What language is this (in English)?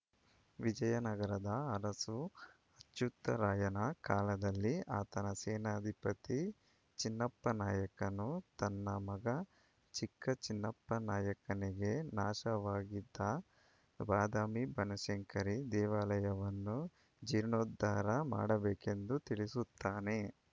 Kannada